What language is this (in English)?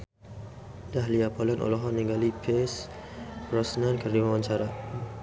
Sundanese